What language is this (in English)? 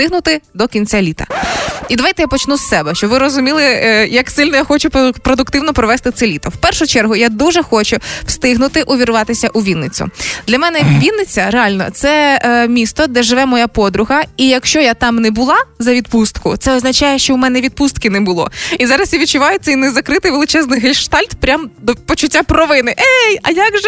Ukrainian